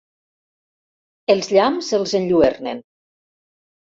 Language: Catalan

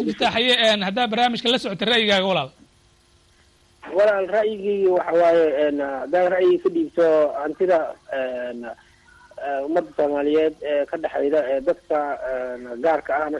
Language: Arabic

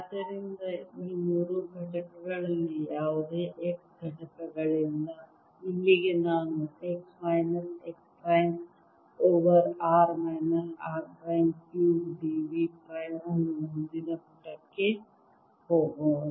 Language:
Kannada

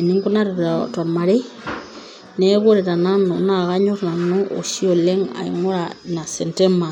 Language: Masai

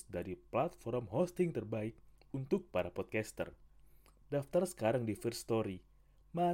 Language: Indonesian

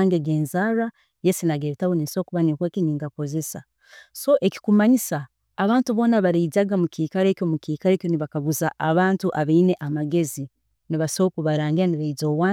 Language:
Tooro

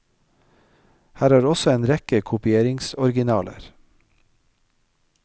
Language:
Norwegian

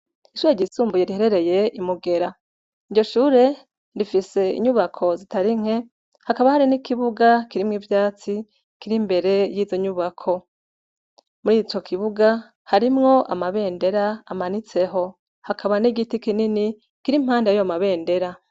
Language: Rundi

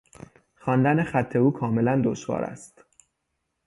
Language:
Persian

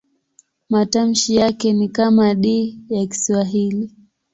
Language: Swahili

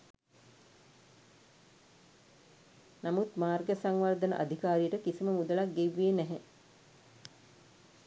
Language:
Sinhala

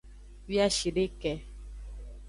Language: Aja (Benin)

